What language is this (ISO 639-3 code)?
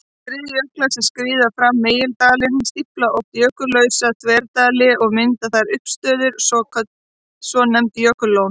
isl